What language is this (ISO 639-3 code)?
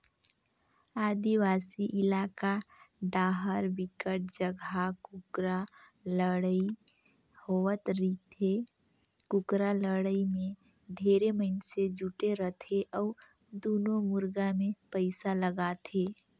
hne